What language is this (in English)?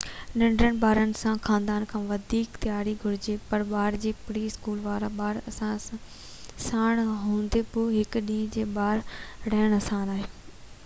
Sindhi